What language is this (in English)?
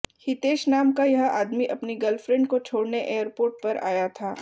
Hindi